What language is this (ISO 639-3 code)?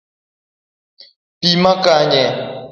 luo